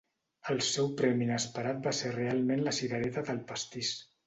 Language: Catalan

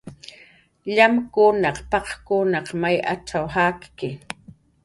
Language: Jaqaru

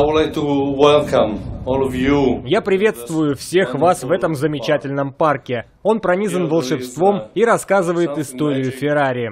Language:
Russian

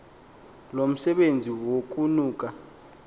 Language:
Xhosa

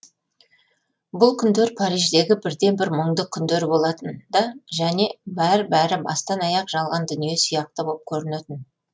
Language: Kazakh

